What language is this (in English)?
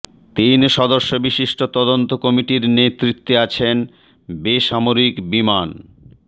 Bangla